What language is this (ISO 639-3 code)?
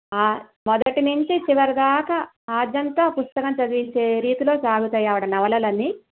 tel